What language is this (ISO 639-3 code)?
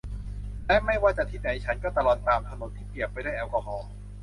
tha